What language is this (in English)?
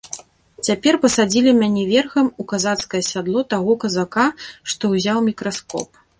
Belarusian